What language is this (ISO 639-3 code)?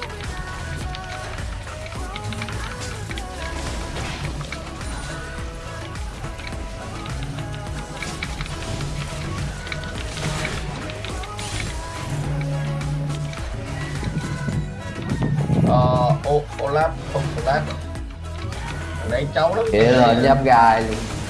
vie